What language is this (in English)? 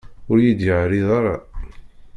Kabyle